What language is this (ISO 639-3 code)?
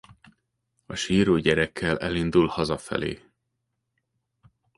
hun